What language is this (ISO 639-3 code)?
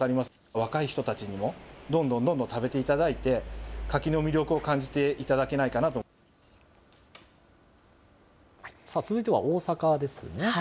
jpn